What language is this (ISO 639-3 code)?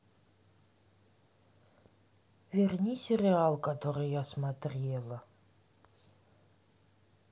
rus